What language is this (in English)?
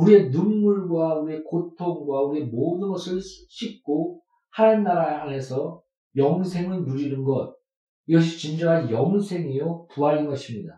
Korean